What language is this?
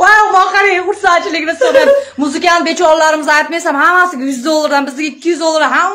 Turkish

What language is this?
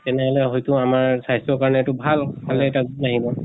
Assamese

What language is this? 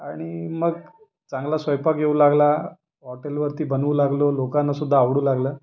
Marathi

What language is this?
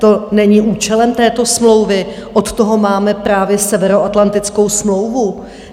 Czech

